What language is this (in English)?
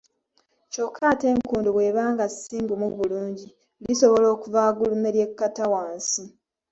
Ganda